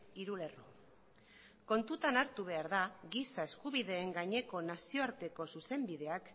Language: Basque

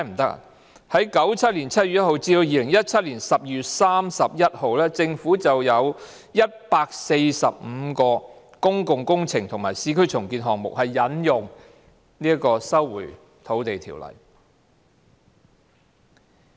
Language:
Cantonese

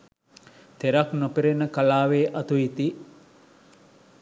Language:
Sinhala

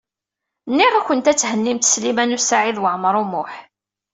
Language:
Kabyle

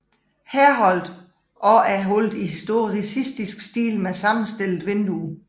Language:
Danish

